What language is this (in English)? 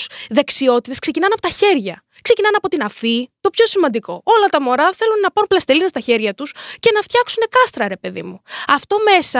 Greek